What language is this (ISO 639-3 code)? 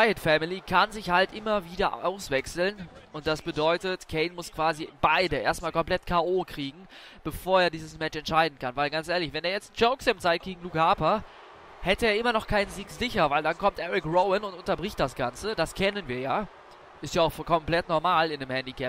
deu